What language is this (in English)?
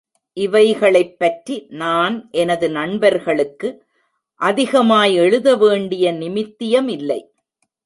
Tamil